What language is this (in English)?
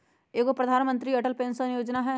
Magahi